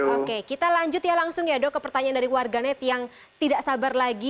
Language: Indonesian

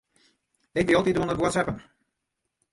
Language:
Western Frisian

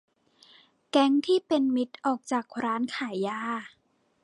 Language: Thai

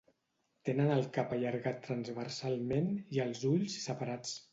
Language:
Catalan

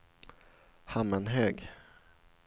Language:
Swedish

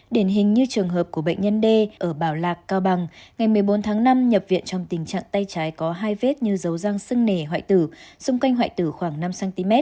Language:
Vietnamese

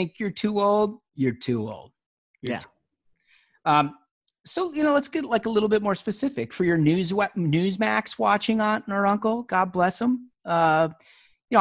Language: English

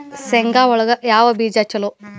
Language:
Kannada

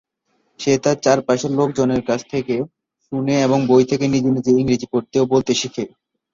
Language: Bangla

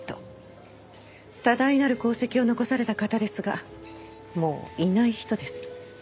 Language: Japanese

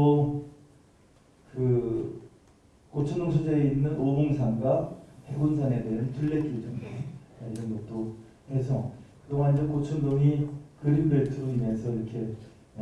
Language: Korean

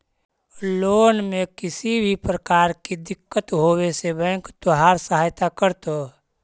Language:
Magahi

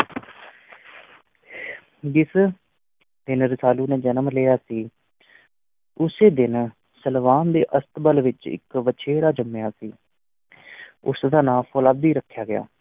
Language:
Punjabi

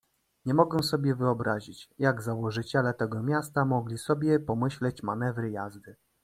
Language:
Polish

